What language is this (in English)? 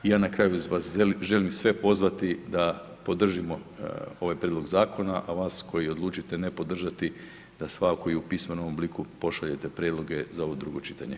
Croatian